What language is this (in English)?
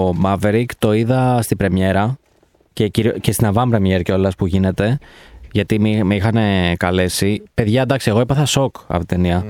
Greek